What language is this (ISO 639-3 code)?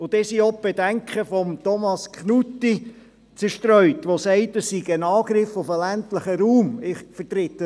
gsw